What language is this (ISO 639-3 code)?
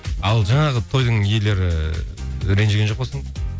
kaz